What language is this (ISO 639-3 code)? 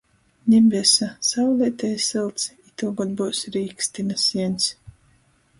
ltg